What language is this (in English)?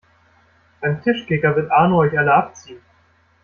German